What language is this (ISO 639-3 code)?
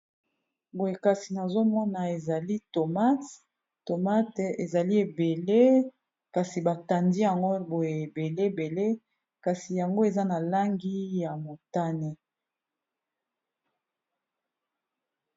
lin